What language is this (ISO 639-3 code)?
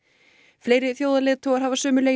isl